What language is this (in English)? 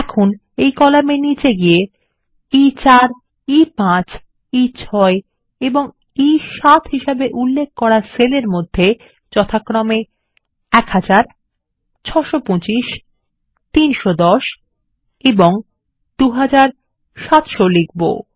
Bangla